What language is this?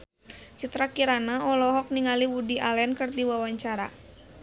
Sundanese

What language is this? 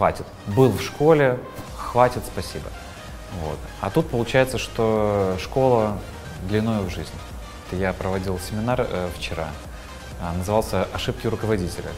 Russian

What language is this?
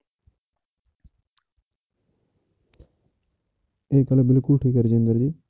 Punjabi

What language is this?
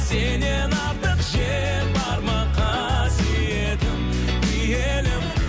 Kazakh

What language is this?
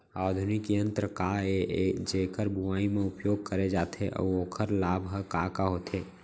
Chhattisgarhi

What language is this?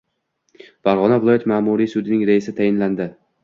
Uzbek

